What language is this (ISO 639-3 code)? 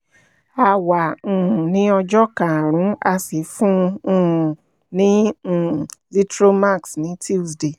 yor